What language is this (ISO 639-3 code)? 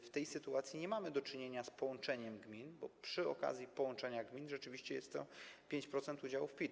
pol